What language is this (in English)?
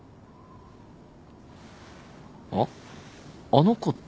Japanese